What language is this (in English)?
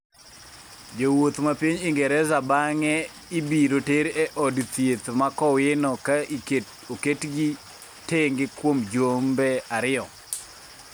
Luo (Kenya and Tanzania)